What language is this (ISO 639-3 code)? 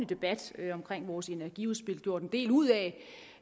dan